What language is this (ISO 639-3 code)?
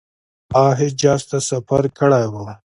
pus